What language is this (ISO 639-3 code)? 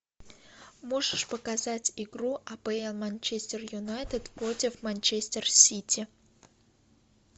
rus